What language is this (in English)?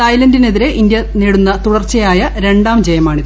Malayalam